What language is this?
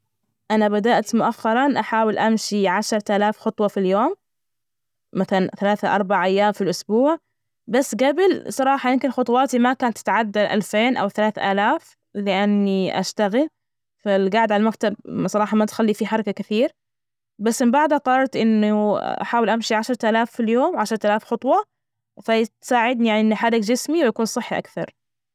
Najdi Arabic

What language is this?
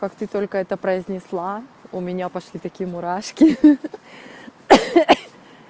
Russian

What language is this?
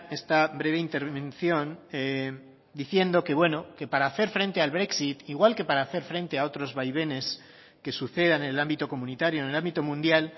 Spanish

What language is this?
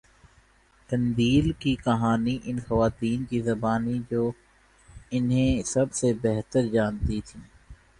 Urdu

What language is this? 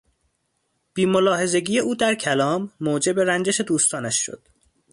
Persian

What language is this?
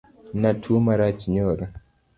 Luo (Kenya and Tanzania)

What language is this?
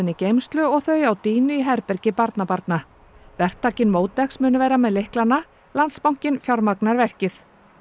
Icelandic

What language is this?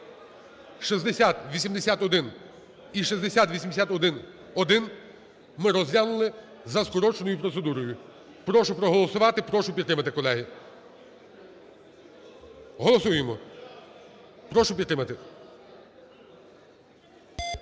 Ukrainian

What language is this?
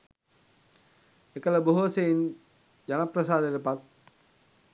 Sinhala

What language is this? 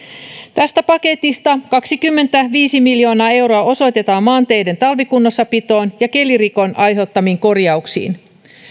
Finnish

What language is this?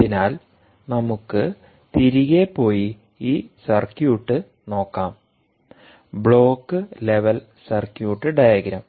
Malayalam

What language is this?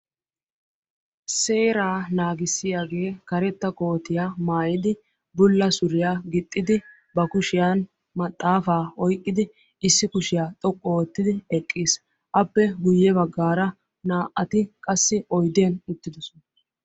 Wolaytta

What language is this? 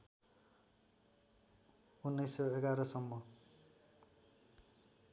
Nepali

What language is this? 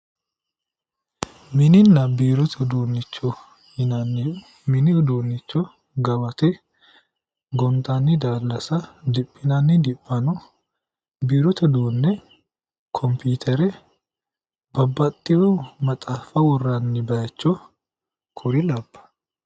Sidamo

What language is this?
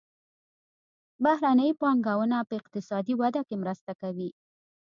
Pashto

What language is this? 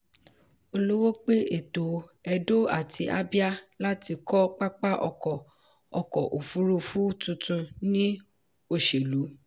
Yoruba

